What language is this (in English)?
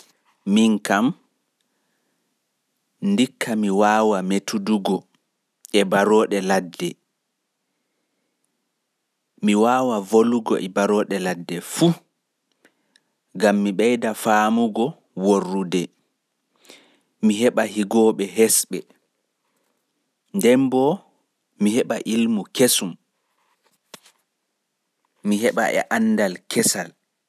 Pular